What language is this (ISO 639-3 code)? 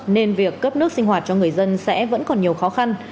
vie